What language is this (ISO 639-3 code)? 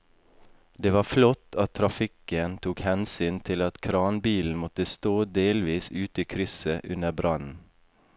nor